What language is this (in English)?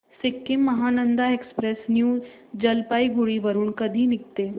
Marathi